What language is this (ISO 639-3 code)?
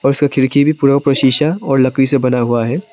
hin